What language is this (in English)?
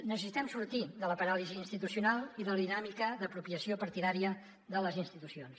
Catalan